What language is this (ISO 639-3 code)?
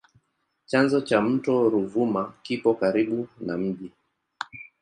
swa